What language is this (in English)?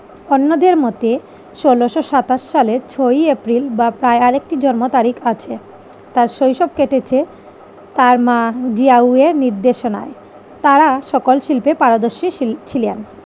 Bangla